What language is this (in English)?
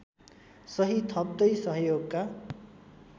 Nepali